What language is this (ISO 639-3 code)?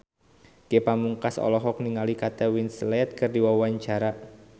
sun